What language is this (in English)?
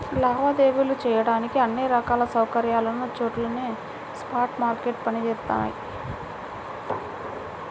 Telugu